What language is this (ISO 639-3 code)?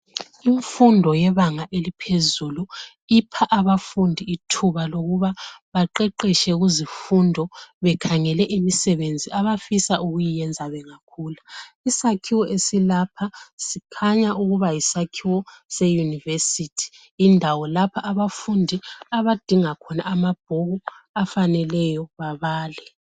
nde